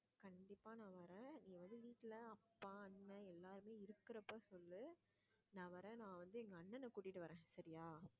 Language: Tamil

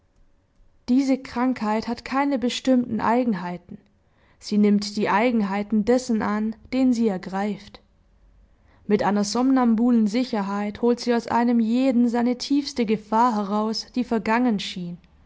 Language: German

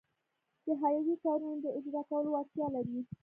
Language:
Pashto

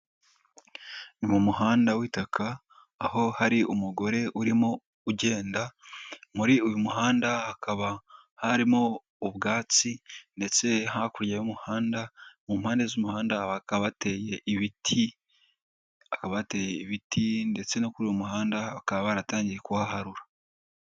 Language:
Kinyarwanda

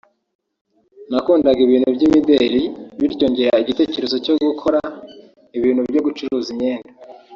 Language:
Kinyarwanda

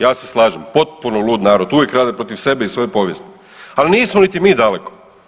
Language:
Croatian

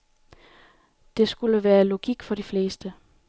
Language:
Danish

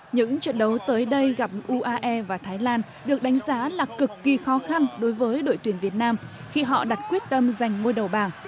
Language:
Vietnamese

